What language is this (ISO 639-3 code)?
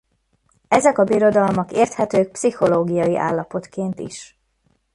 hun